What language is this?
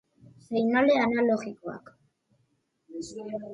Basque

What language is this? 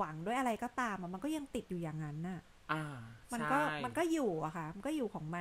Thai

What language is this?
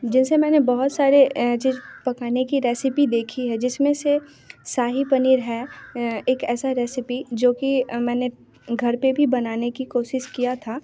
Hindi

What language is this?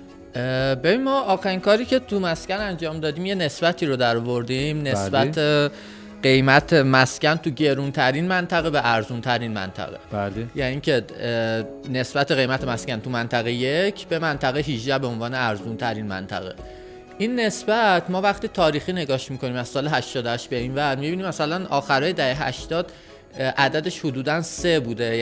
Persian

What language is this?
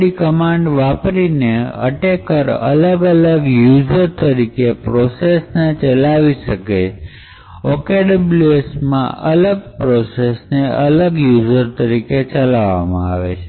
Gujarati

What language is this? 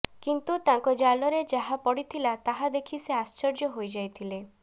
Odia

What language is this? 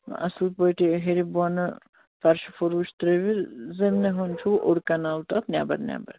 Kashmiri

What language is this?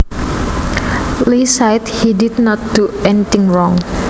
Javanese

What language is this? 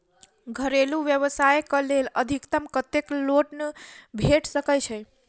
Maithili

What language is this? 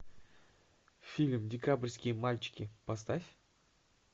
Russian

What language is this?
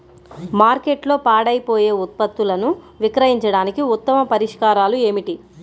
Telugu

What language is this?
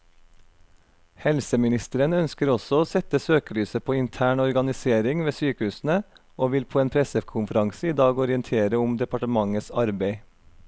Norwegian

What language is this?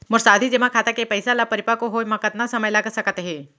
Chhattisgarhi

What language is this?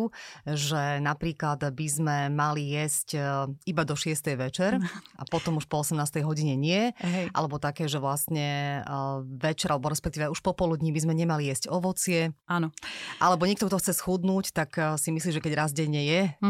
Slovak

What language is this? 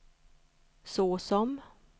Swedish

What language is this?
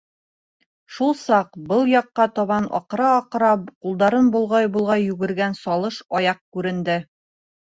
Bashkir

